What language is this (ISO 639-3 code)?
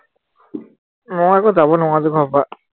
asm